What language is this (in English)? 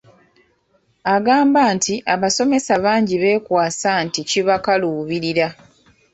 Ganda